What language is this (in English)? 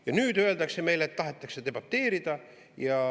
Estonian